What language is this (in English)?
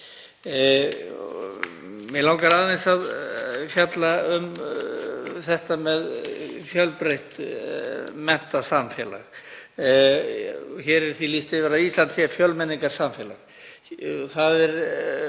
Icelandic